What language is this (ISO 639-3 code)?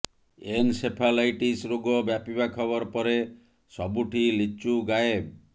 ori